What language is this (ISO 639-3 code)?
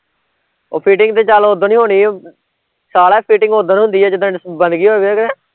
pan